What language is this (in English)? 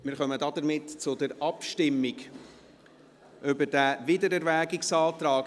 Swiss German